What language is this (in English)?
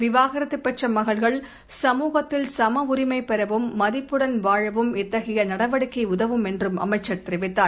Tamil